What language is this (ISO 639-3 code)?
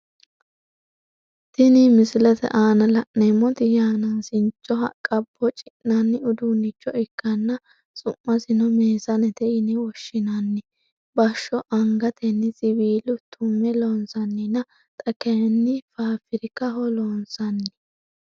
sid